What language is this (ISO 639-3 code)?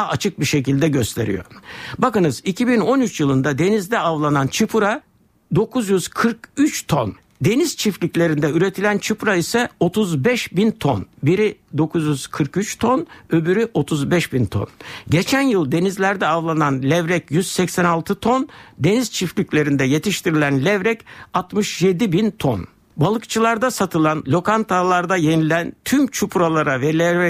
tur